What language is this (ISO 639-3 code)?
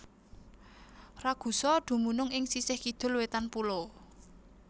jav